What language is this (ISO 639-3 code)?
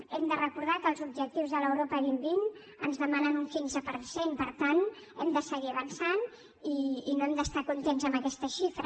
cat